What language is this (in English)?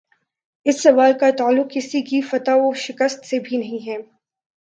Urdu